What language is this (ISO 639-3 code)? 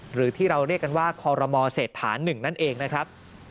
tha